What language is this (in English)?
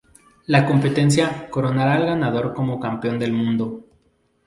Spanish